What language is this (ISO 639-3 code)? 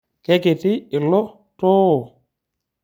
mas